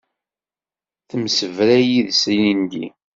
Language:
Kabyle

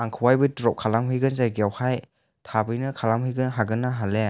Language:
Bodo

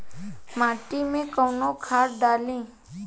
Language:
Bhojpuri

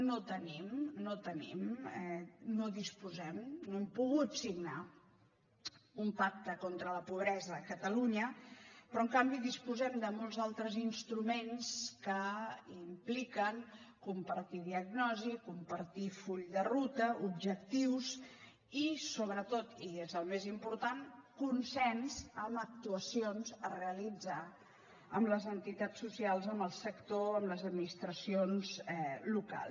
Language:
Catalan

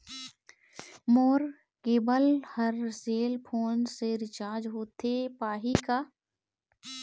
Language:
Chhattisgarhi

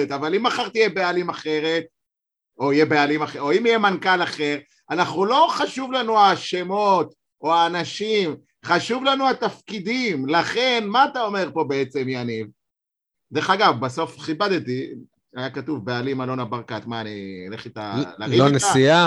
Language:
Hebrew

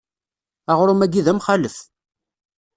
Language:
Kabyle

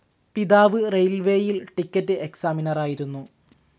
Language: Malayalam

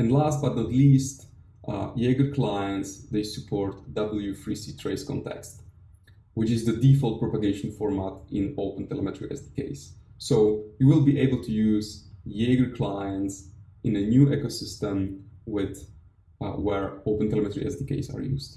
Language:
English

